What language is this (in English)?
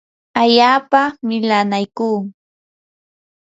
Yanahuanca Pasco Quechua